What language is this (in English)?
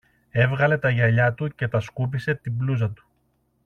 Greek